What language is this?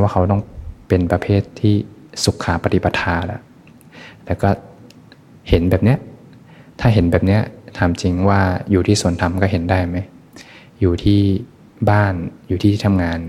Thai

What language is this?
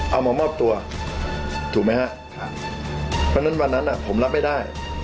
Thai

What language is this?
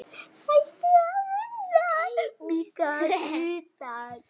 Icelandic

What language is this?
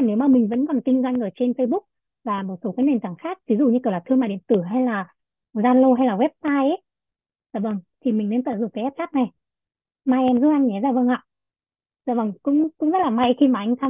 Vietnamese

